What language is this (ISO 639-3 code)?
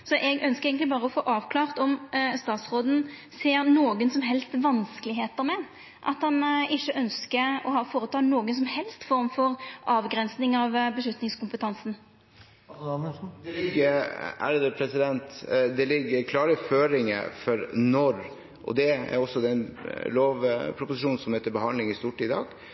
nor